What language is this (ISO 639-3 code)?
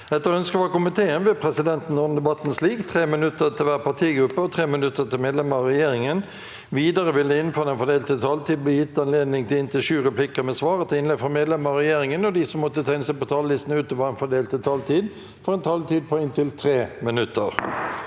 nor